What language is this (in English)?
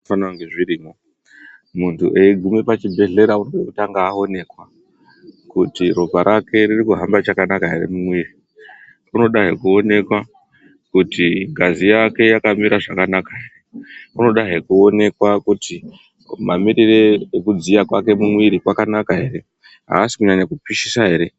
Ndau